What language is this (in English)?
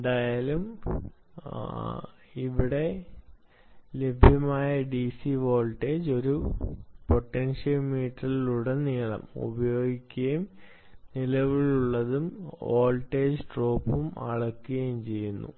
Malayalam